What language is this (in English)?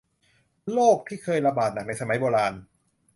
Thai